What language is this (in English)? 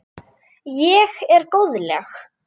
Icelandic